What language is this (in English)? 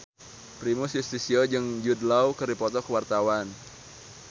Sundanese